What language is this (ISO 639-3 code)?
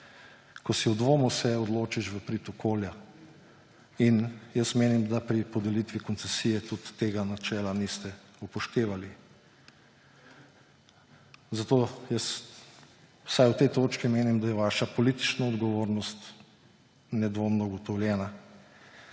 slv